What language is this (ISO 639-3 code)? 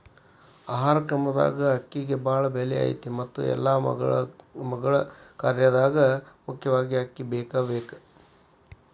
kan